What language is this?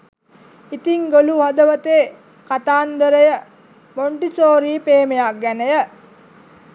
Sinhala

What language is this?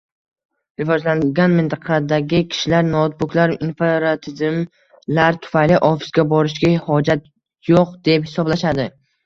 Uzbek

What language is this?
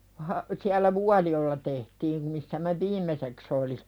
Finnish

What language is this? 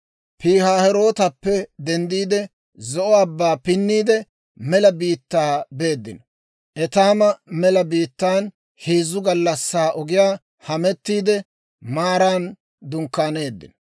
Dawro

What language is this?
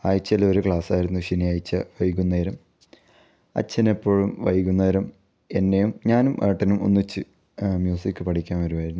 Malayalam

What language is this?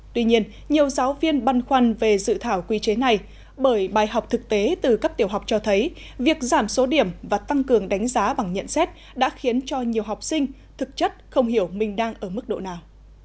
Vietnamese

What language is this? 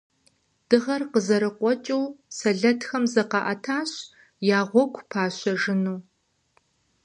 Kabardian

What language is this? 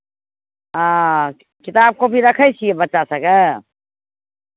Maithili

